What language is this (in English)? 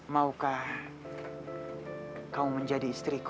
Indonesian